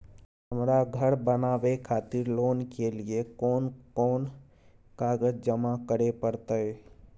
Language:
Maithili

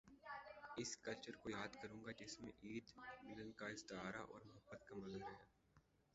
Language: Urdu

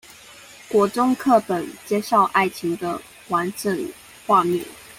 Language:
Chinese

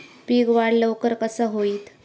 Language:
Marathi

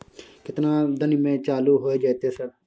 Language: Maithili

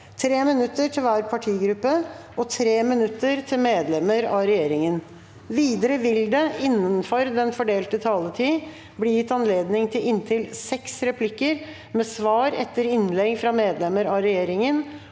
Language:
Norwegian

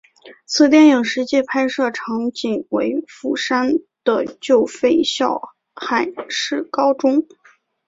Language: Chinese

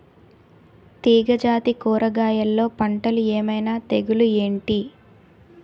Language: Telugu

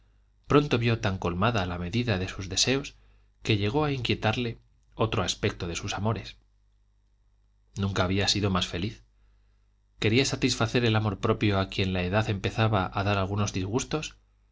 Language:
Spanish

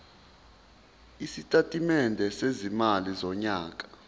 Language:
Zulu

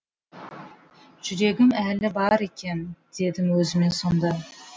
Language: Kazakh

